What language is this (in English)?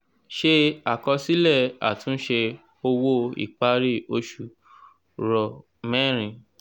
Yoruba